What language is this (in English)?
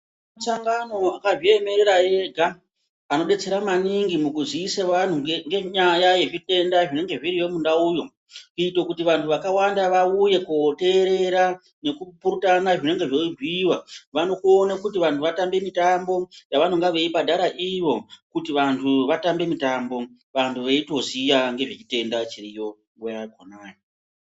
Ndau